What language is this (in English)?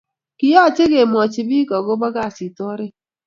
Kalenjin